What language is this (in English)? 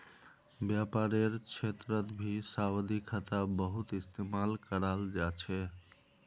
Magahi